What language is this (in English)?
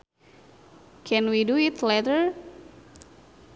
Sundanese